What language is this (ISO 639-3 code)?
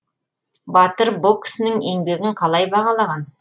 kaz